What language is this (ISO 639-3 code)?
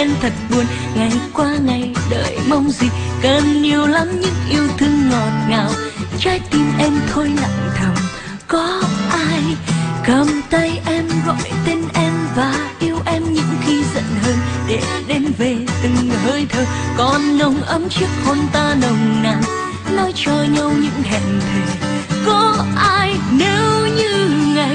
vie